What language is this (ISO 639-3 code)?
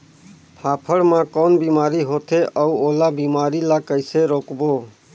hne